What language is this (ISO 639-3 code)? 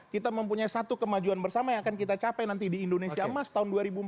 ind